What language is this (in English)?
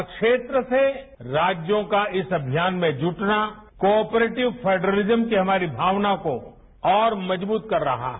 Hindi